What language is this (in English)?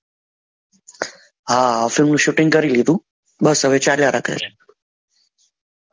Gujarati